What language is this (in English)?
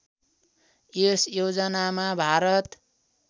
Nepali